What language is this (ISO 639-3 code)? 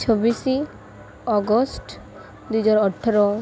ori